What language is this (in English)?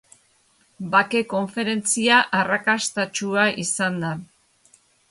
Basque